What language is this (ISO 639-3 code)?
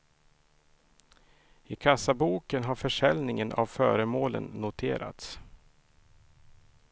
swe